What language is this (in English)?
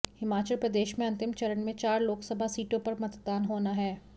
Hindi